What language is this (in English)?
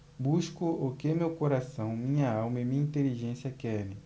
Portuguese